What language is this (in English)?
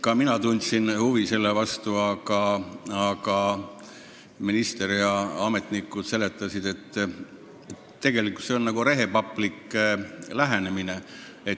Estonian